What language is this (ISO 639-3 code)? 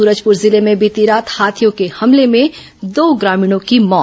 hin